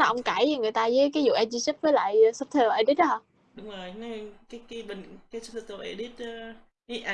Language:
Vietnamese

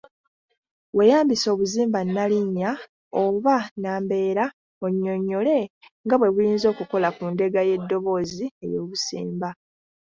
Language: Ganda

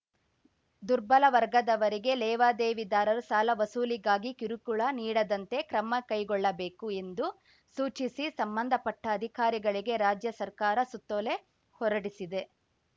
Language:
Kannada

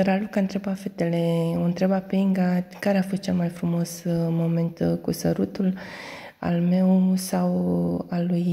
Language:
Romanian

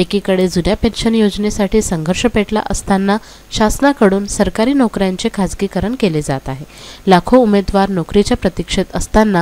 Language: Hindi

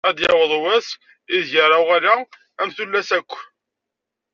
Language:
Kabyle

